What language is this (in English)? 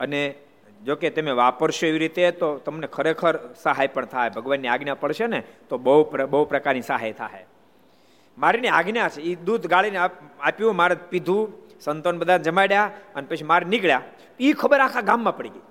Gujarati